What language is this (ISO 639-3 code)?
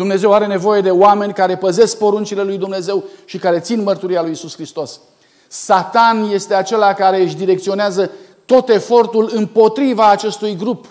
ron